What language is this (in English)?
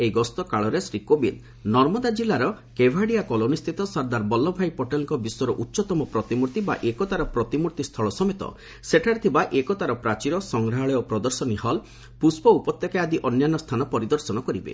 Odia